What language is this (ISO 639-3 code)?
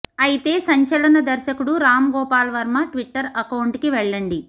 tel